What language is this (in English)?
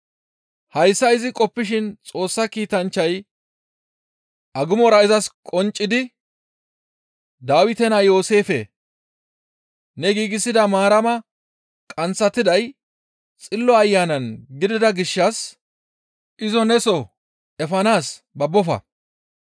Gamo